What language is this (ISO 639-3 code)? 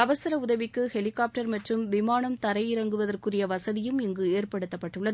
tam